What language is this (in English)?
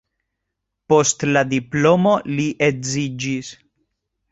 Esperanto